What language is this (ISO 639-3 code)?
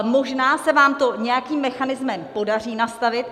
ces